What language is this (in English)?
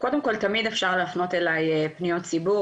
Hebrew